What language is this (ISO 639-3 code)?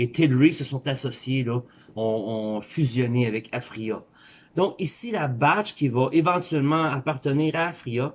fra